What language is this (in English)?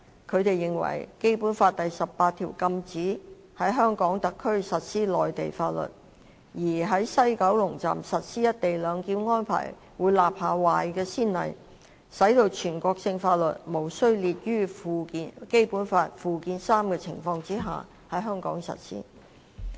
Cantonese